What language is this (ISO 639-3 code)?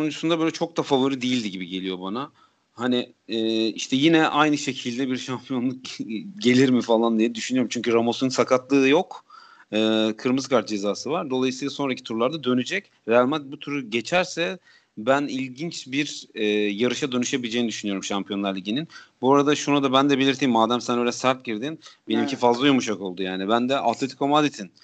tur